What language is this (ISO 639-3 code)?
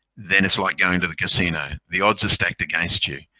eng